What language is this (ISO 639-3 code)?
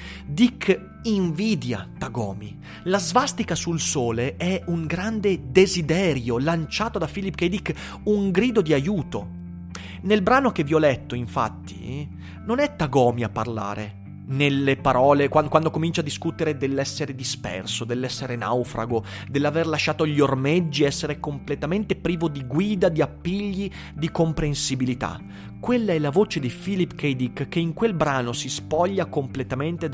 ita